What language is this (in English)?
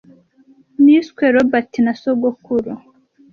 Kinyarwanda